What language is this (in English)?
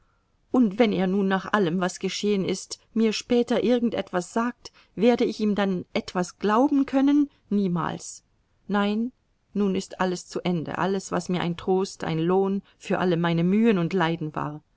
German